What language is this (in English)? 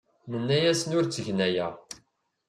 Kabyle